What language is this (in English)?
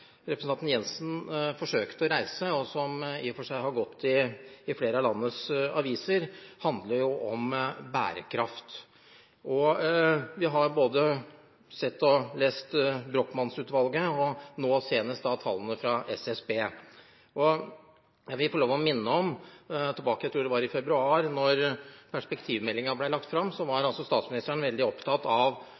Norwegian Bokmål